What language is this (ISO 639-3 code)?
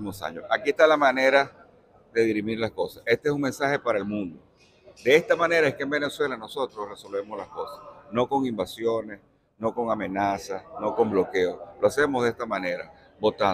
spa